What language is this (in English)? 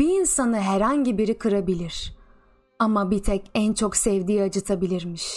Turkish